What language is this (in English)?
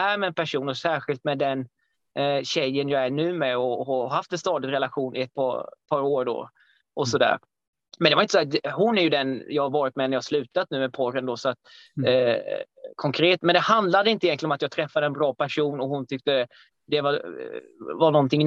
Swedish